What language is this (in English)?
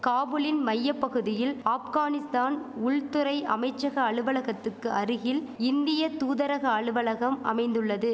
Tamil